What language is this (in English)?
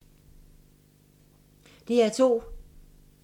Danish